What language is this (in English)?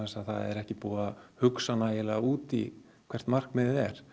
Icelandic